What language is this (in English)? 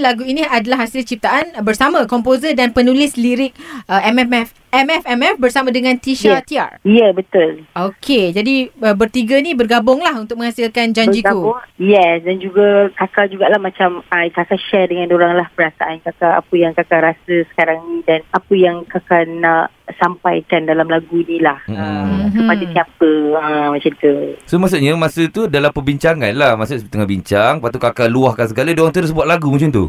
Malay